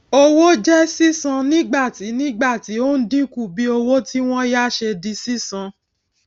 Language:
Yoruba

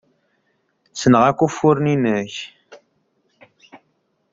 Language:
Kabyle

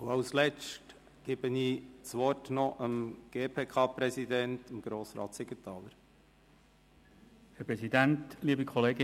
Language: Swiss German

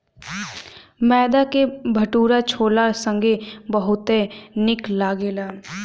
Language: Bhojpuri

